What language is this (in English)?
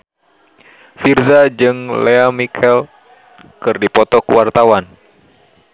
Sundanese